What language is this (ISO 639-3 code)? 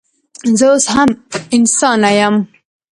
pus